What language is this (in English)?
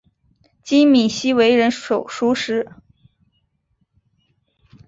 Chinese